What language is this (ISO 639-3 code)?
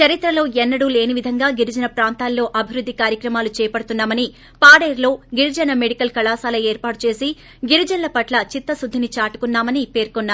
tel